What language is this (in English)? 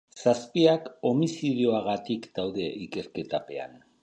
Basque